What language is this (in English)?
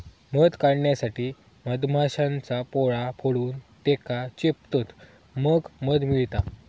Marathi